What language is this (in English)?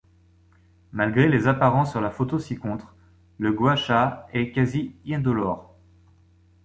French